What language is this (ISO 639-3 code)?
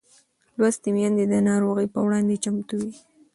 pus